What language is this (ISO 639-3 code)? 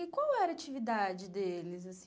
por